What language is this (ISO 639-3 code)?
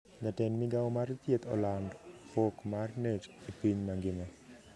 luo